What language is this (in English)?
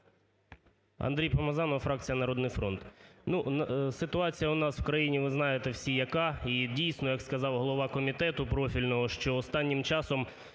Ukrainian